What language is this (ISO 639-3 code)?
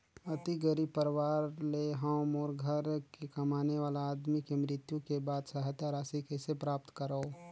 hne